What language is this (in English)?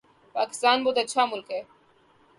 Urdu